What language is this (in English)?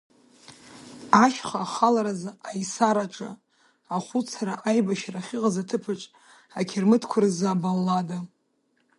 Abkhazian